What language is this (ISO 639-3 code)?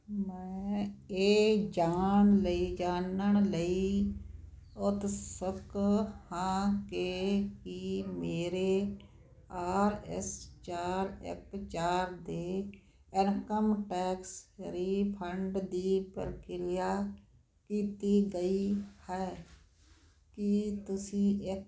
pan